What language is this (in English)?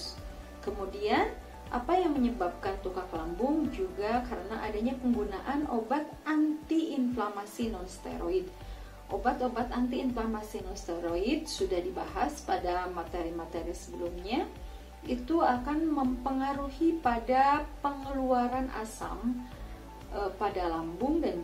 Indonesian